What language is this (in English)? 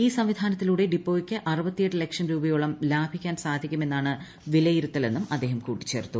Malayalam